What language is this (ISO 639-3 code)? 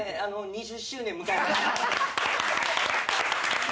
jpn